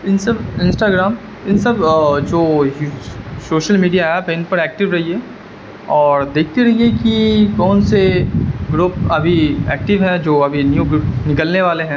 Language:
Urdu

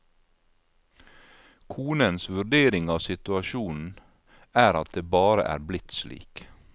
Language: Norwegian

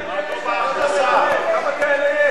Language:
Hebrew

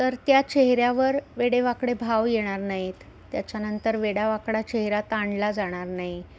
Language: Marathi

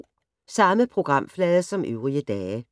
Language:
Danish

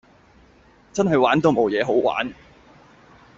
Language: Cantonese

